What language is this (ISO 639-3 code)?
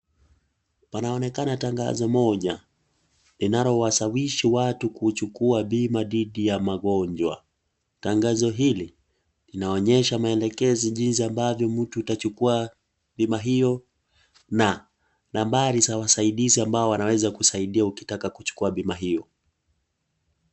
swa